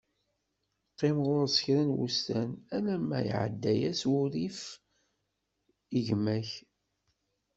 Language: Kabyle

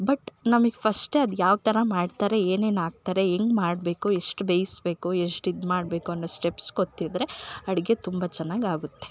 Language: Kannada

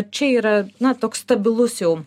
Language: Lithuanian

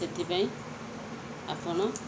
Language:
Odia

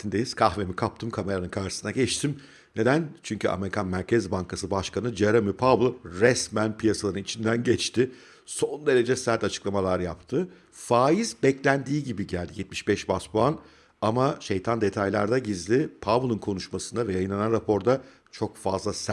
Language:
Turkish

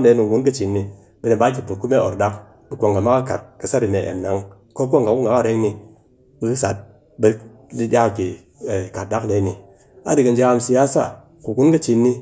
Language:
Cakfem-Mushere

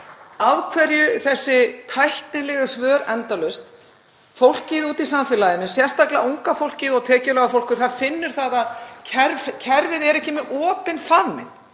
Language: Icelandic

